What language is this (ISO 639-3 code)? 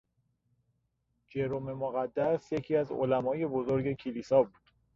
fas